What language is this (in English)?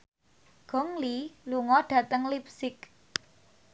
Javanese